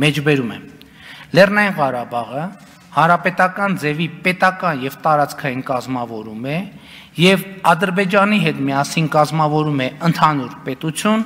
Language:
Romanian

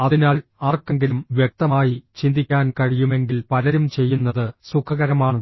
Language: Malayalam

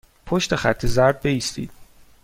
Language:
Persian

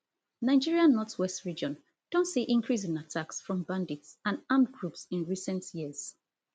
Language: Nigerian Pidgin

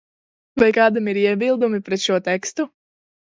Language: Latvian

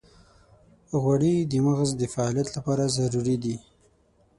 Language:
Pashto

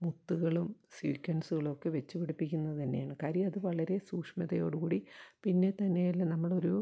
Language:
Malayalam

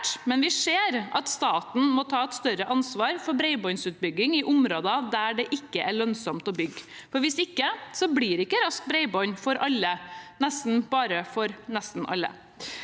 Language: Norwegian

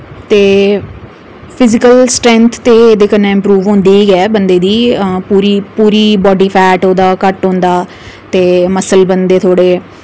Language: Dogri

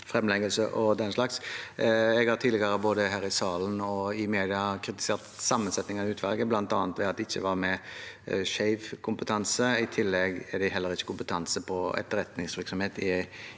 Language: Norwegian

